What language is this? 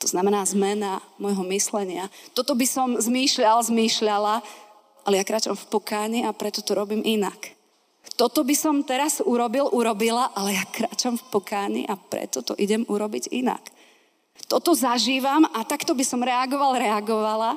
Slovak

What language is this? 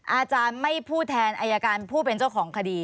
Thai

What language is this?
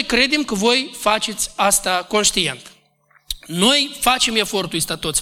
Romanian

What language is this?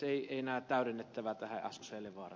Finnish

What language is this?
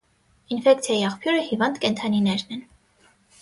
Armenian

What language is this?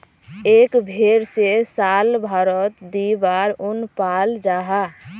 Magahi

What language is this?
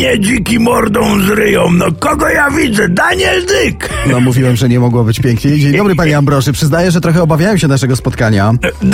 Polish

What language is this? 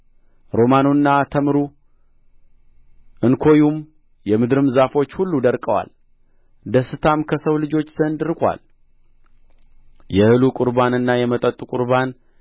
Amharic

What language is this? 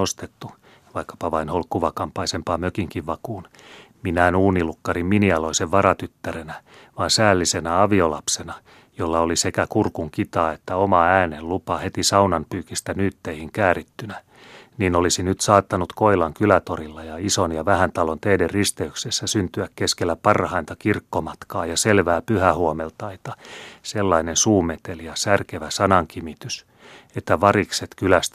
Finnish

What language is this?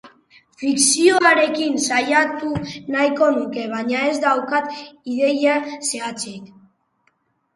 Basque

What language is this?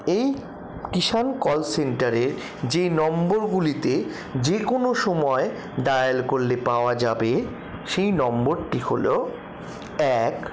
Bangla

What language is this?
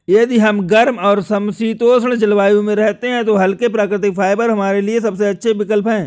Hindi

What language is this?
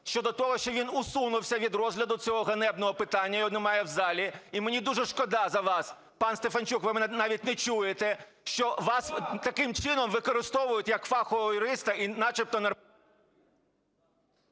Ukrainian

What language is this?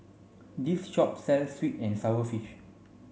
English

